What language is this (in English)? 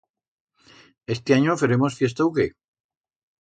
Aragonese